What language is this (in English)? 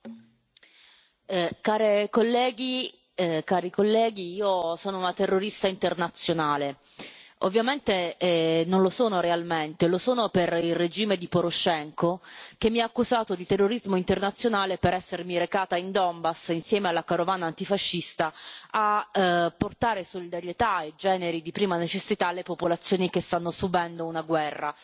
Italian